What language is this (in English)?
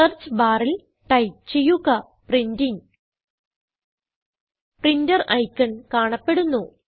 Malayalam